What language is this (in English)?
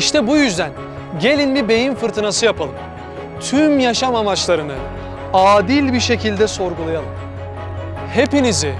Turkish